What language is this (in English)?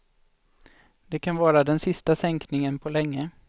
Swedish